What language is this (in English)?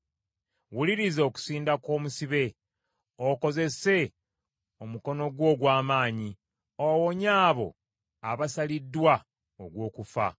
Ganda